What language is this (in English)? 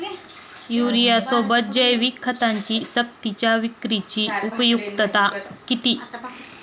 Marathi